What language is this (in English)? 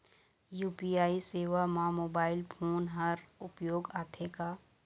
Chhattisgarhi